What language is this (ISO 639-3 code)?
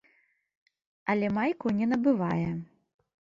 bel